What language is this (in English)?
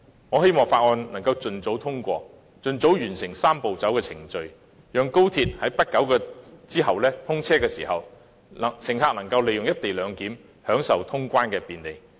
Cantonese